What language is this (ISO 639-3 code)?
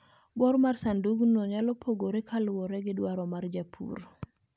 luo